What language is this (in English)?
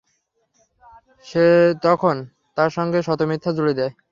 Bangla